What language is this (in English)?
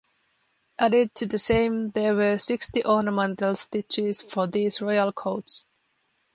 English